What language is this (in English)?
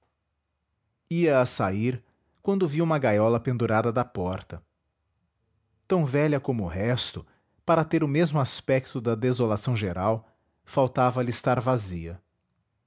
Portuguese